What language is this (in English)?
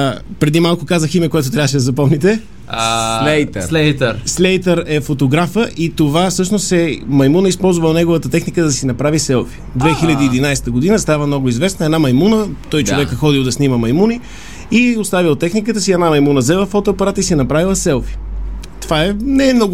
Bulgarian